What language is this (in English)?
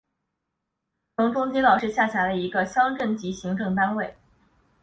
Chinese